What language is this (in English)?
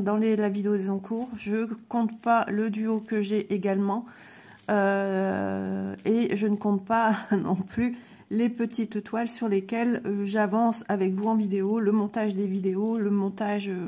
French